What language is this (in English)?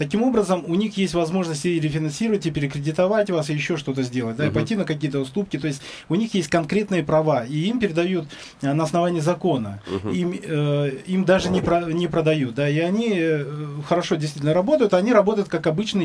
Russian